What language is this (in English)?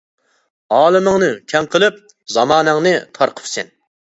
Uyghur